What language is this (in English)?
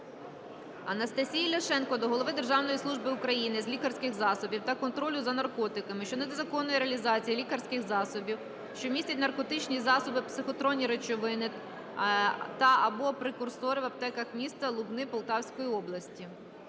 Ukrainian